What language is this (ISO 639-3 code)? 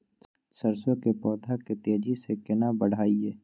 mai